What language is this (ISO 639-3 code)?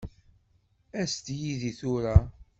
kab